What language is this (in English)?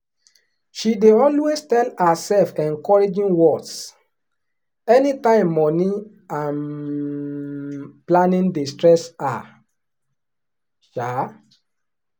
Nigerian Pidgin